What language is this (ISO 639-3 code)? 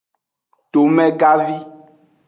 ajg